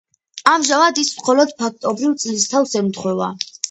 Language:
Georgian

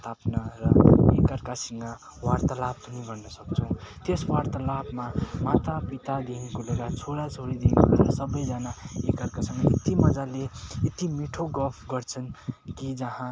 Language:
Nepali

